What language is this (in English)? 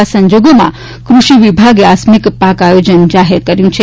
Gujarati